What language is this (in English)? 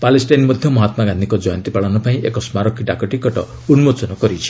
Odia